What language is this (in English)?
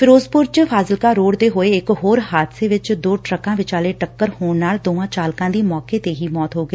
Punjabi